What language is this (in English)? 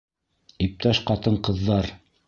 Bashkir